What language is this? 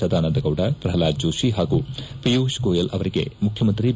Kannada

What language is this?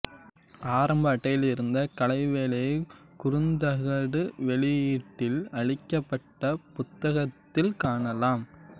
Tamil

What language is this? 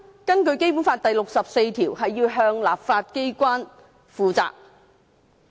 Cantonese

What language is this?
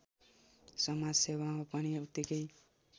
Nepali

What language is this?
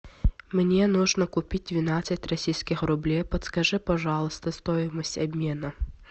Russian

